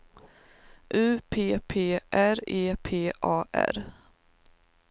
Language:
Swedish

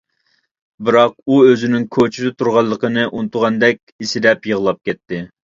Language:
Uyghur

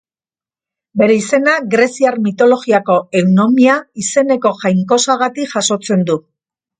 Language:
Basque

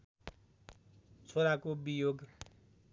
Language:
Nepali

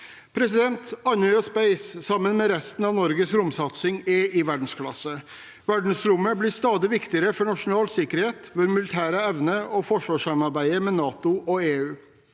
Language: Norwegian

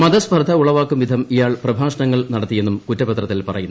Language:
Malayalam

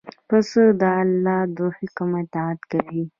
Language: Pashto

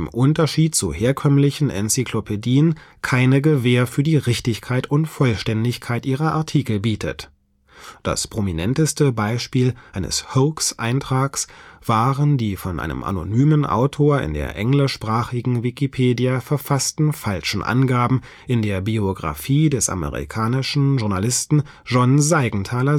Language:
German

